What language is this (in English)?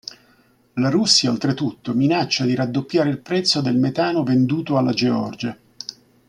Italian